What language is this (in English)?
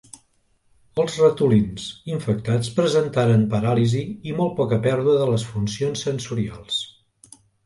Catalan